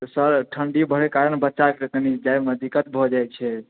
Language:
Maithili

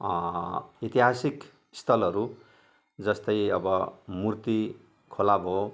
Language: Nepali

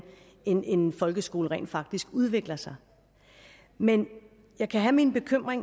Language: Danish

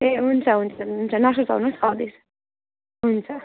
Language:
Nepali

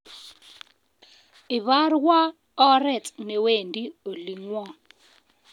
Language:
Kalenjin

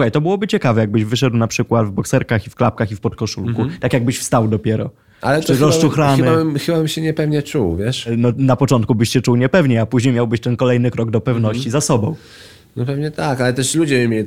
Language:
Polish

